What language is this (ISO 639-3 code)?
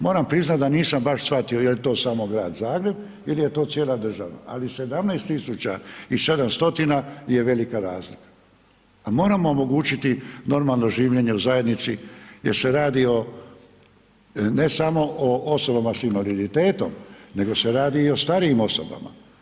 hrv